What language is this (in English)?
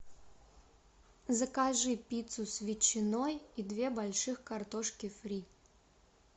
Russian